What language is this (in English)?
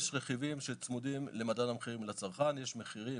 Hebrew